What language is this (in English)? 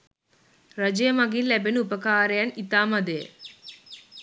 Sinhala